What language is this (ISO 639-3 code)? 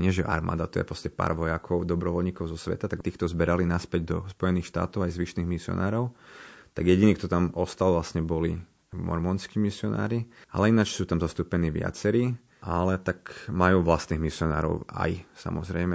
slk